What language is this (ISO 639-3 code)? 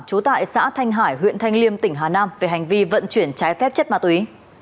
vie